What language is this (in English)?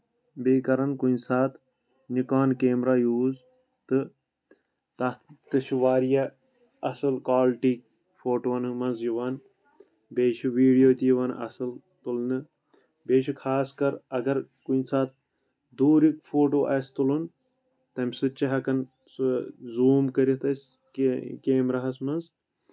Kashmiri